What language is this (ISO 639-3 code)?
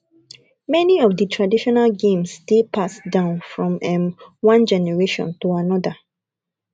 pcm